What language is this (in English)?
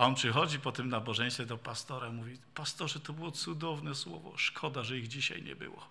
Polish